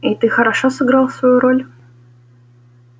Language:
Russian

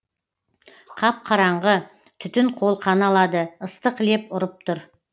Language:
Kazakh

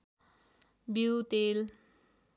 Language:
Nepali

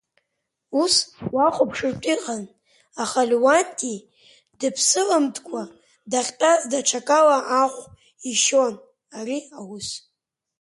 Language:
Abkhazian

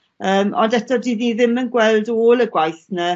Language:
Welsh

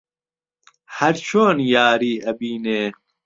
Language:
Central Kurdish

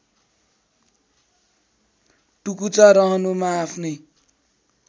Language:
Nepali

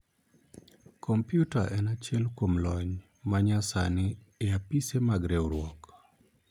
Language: Luo (Kenya and Tanzania)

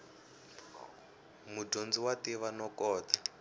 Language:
Tsonga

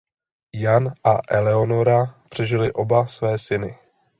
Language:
Czech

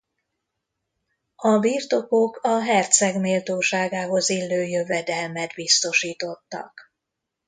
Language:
Hungarian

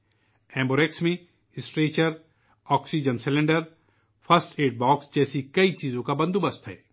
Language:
Urdu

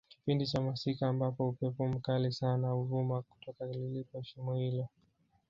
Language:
Swahili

